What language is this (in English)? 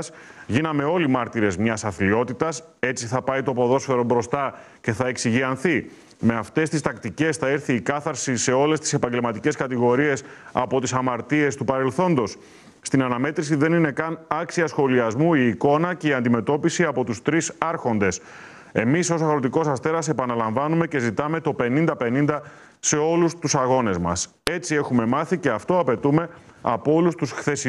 Greek